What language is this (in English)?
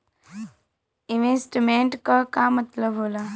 Bhojpuri